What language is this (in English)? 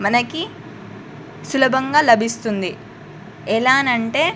Telugu